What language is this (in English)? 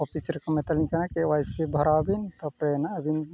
Santali